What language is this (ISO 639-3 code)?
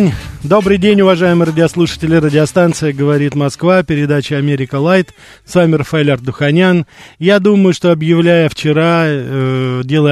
rus